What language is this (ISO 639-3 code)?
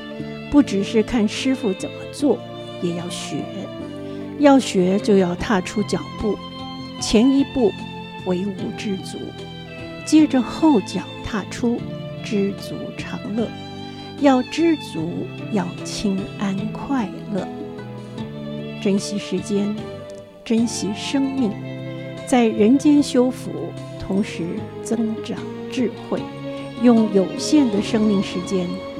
zho